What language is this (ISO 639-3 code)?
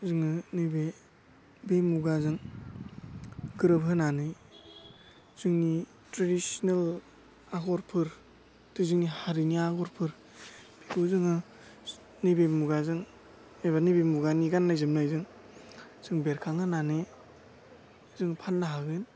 brx